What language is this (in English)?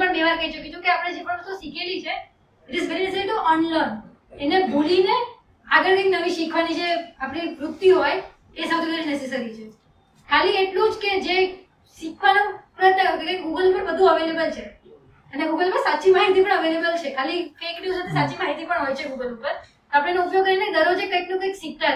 Gujarati